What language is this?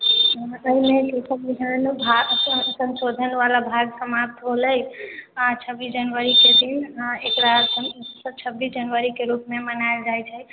Maithili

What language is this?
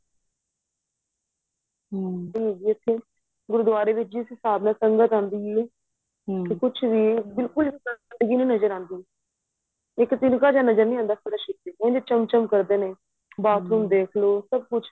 Punjabi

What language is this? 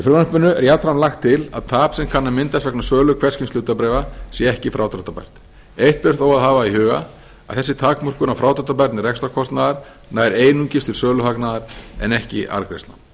Icelandic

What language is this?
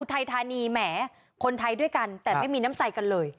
Thai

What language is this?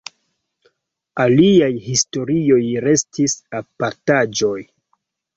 Esperanto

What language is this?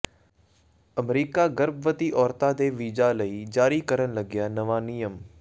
Punjabi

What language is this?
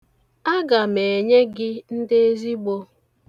Igbo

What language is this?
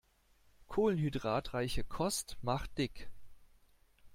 German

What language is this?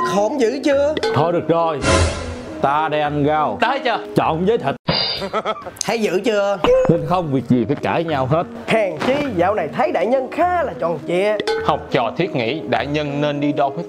Vietnamese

